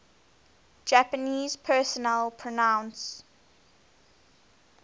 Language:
English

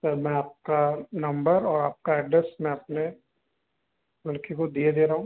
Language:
Hindi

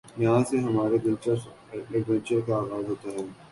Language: Urdu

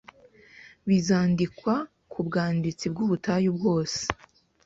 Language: Kinyarwanda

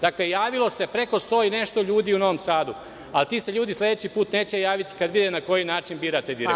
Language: Serbian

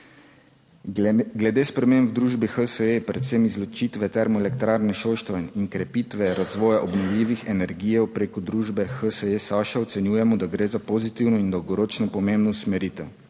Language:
Slovenian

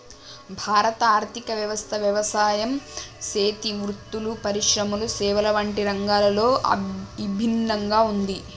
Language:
Telugu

